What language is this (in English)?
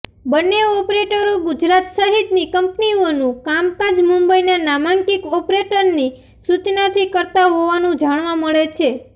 Gujarati